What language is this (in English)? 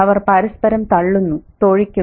Malayalam